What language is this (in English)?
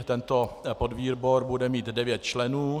Czech